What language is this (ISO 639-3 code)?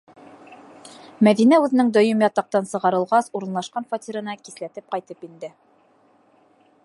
bak